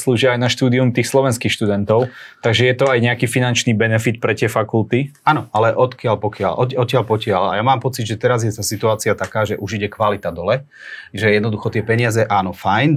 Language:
Slovak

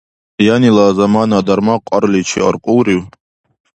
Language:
Dargwa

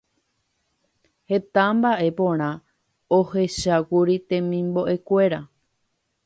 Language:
Guarani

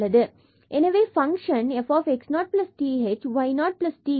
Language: Tamil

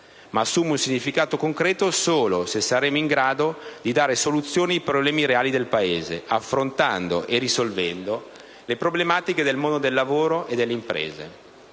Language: Italian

